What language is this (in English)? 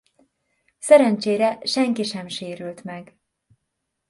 Hungarian